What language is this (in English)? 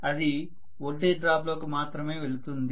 Telugu